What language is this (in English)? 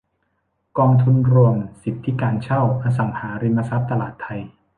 Thai